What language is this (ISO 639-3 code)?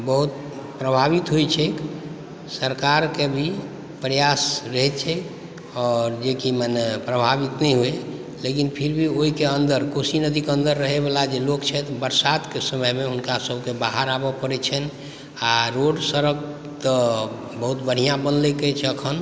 mai